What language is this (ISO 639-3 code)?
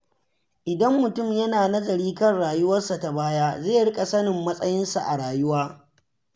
hau